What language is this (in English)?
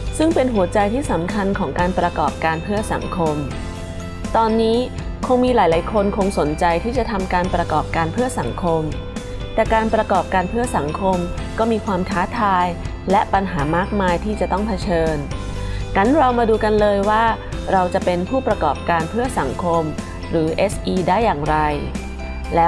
Thai